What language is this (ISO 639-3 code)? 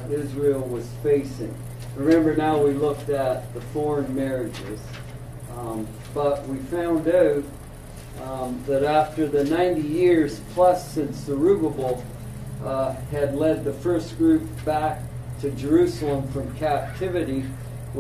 eng